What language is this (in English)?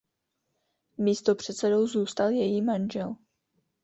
Czech